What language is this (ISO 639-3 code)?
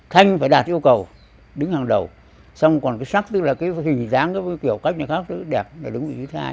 vie